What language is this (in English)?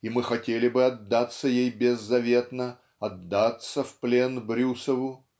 Russian